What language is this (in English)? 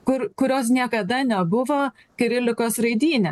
Lithuanian